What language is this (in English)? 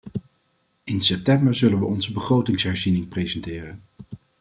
Dutch